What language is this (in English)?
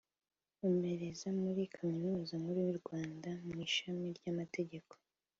Kinyarwanda